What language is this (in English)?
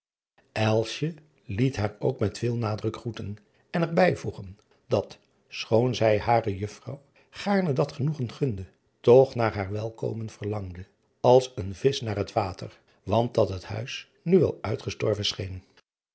Dutch